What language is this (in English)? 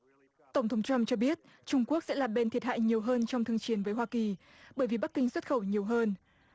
Vietnamese